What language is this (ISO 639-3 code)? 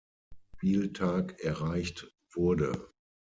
deu